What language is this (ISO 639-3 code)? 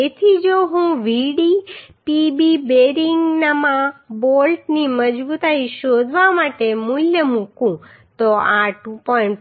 guj